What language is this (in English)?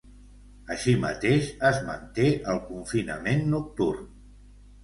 Catalan